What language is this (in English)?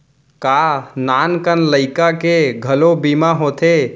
Chhattisgarhi